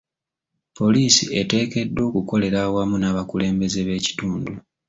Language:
Ganda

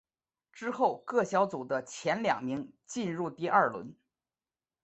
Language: Chinese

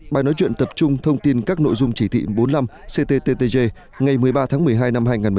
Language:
Vietnamese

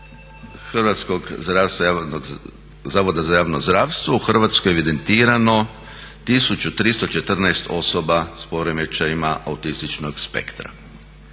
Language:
Croatian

